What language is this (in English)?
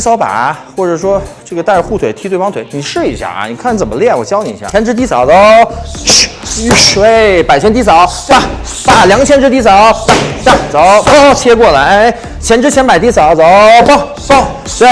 Chinese